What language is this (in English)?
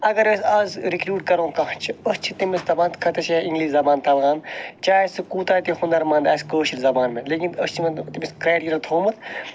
Kashmiri